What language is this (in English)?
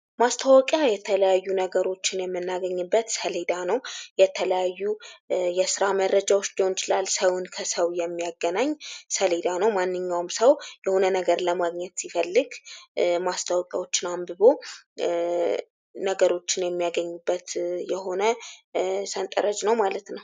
Amharic